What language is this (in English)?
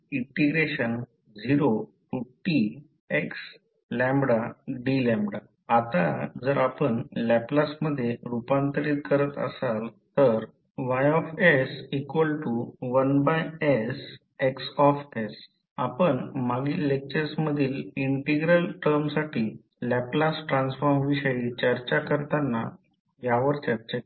Marathi